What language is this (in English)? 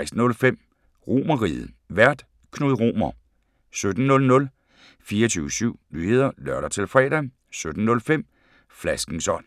Danish